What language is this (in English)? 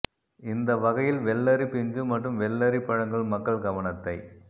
Tamil